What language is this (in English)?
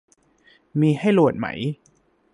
Thai